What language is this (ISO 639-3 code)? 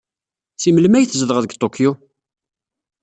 kab